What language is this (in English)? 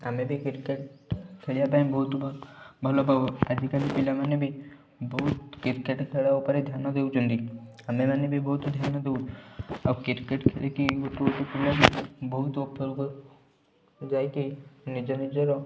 Odia